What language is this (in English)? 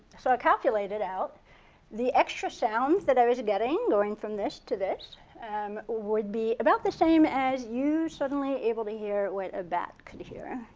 English